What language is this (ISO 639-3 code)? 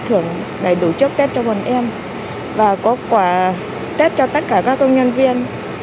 vie